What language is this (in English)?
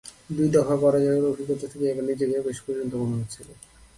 Bangla